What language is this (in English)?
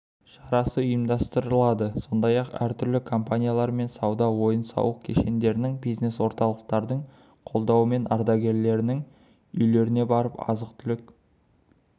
Kazakh